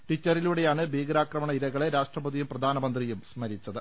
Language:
Malayalam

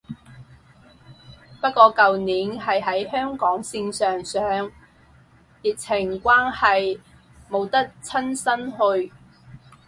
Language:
Cantonese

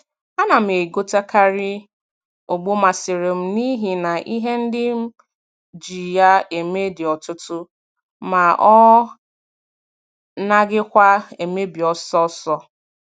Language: Igbo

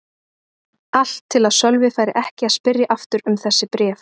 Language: Icelandic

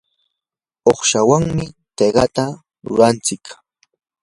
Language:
Yanahuanca Pasco Quechua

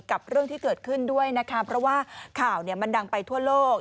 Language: Thai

